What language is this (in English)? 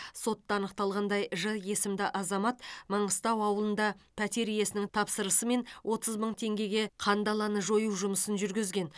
Kazakh